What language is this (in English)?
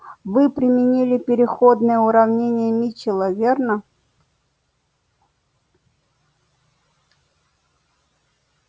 Russian